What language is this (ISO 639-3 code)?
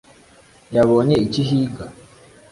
kin